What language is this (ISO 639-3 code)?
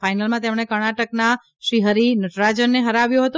guj